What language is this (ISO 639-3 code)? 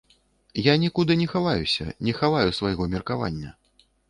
bel